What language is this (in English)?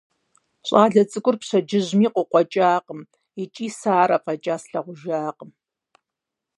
Kabardian